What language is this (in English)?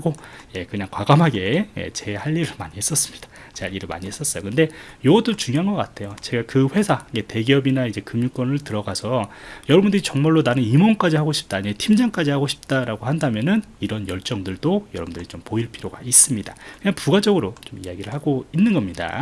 Korean